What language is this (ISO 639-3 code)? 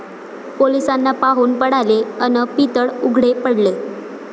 mar